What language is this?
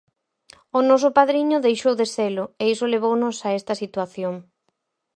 Galician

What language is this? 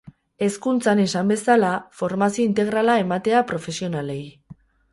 Basque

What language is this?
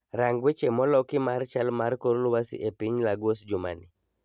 Luo (Kenya and Tanzania)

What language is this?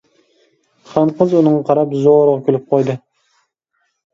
Uyghur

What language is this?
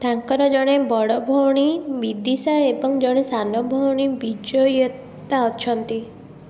Odia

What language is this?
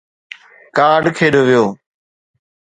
Sindhi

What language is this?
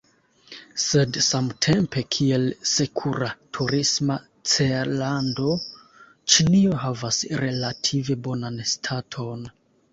Esperanto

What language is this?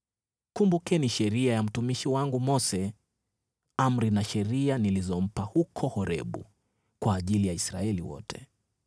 Swahili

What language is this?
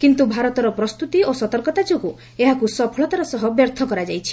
Odia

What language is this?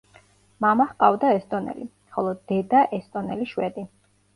Georgian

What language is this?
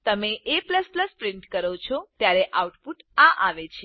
Gujarati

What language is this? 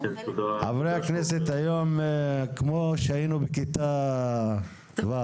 Hebrew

